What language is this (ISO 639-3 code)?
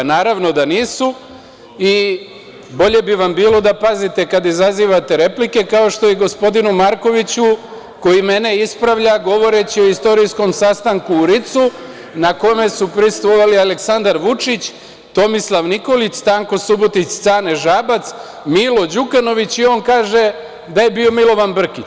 srp